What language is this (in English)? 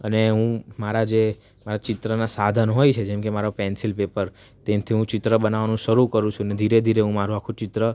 Gujarati